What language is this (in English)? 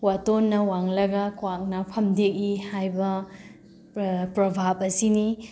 Manipuri